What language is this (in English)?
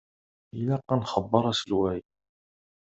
Kabyle